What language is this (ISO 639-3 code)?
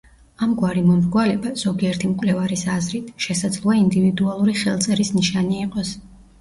kat